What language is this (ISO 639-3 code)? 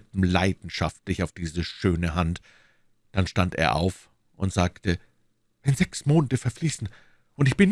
deu